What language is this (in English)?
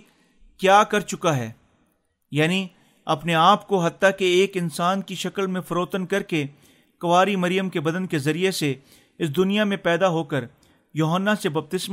Urdu